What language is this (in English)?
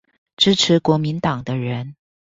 Chinese